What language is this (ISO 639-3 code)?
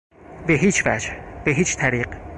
fas